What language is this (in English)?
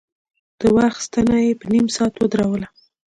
Pashto